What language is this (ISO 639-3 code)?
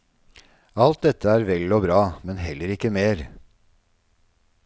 nor